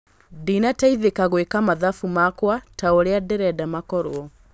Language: Kikuyu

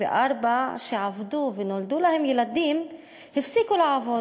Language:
Hebrew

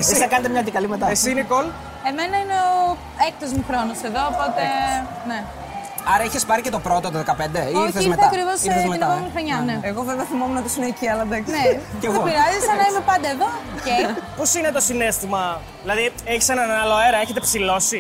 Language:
Greek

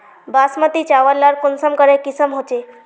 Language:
Magahi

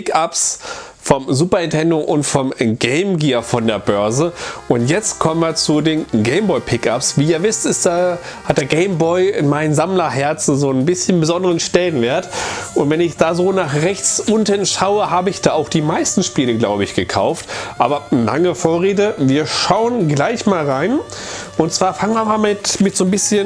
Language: German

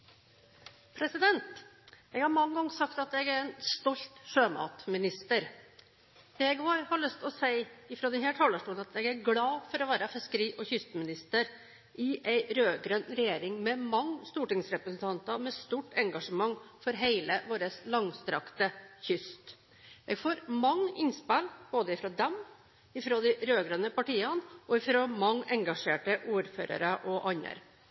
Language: Norwegian Bokmål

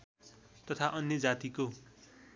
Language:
Nepali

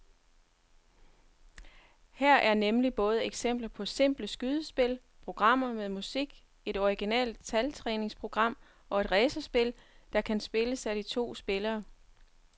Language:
Danish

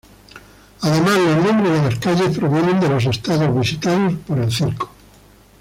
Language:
Spanish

